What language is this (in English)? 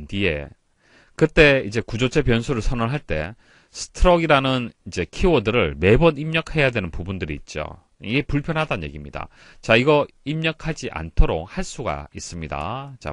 Korean